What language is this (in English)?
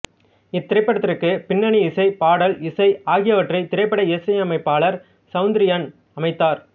Tamil